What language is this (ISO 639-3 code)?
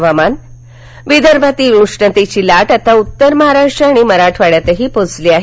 mar